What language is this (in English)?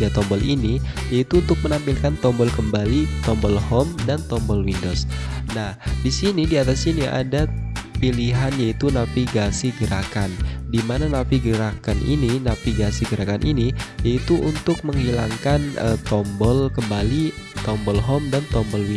Indonesian